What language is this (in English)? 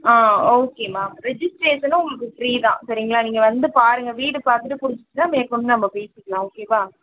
Tamil